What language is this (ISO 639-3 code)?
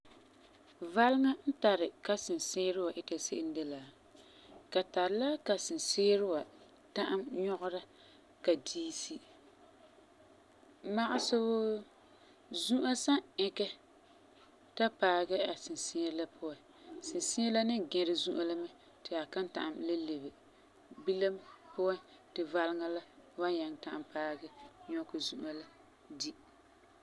gur